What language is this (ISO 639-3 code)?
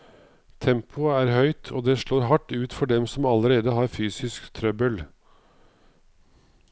nor